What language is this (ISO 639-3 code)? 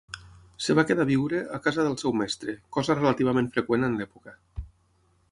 cat